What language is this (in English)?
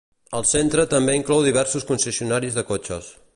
Catalan